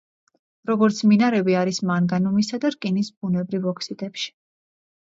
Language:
Georgian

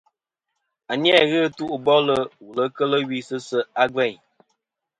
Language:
Kom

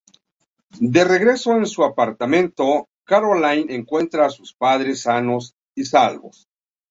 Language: Spanish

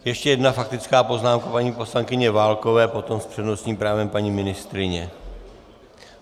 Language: Czech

